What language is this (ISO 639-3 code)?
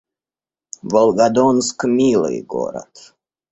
rus